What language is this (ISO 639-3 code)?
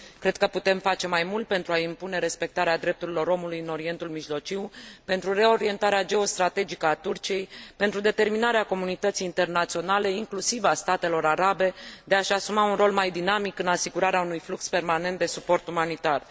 ron